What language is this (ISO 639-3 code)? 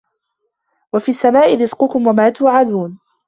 ara